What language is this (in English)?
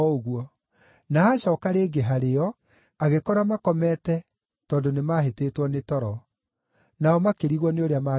Kikuyu